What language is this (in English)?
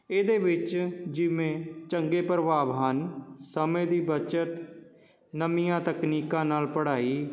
Punjabi